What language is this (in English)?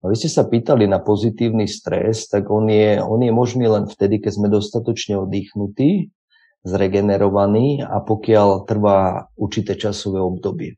Slovak